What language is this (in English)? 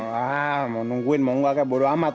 Indonesian